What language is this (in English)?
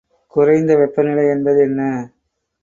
Tamil